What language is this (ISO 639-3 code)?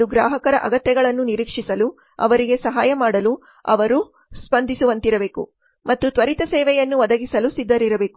kan